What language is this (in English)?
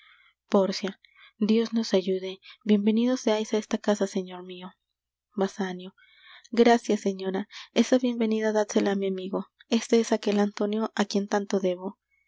Spanish